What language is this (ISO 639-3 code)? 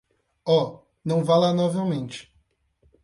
por